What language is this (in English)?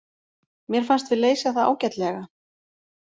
Icelandic